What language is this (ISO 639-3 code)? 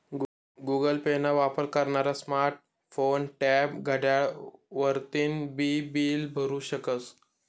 mar